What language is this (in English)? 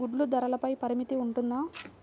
Telugu